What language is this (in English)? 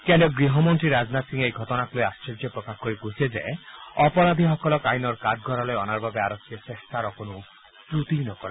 Assamese